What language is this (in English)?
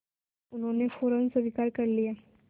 Hindi